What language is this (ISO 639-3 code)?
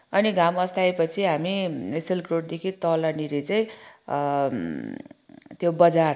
nep